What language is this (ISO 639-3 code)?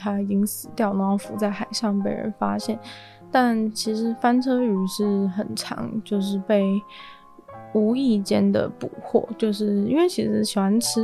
zho